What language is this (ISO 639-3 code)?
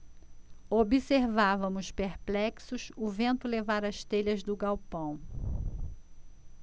por